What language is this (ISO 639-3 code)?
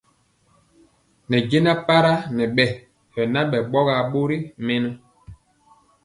mcx